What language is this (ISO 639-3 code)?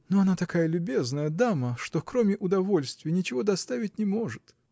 rus